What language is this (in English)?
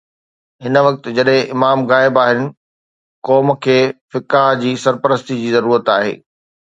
Sindhi